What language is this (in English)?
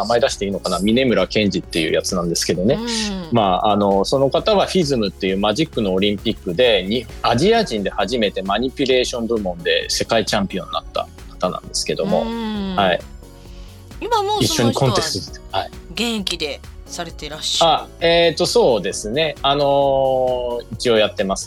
Japanese